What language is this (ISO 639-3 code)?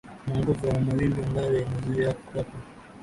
swa